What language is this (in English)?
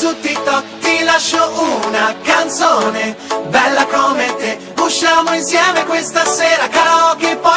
Italian